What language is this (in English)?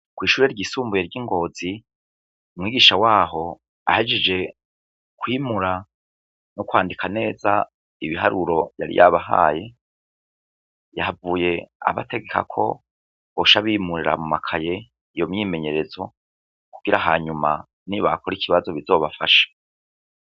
Rundi